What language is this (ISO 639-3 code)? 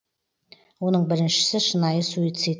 kaz